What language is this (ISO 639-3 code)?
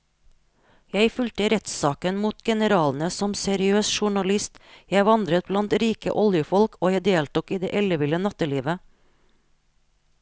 nor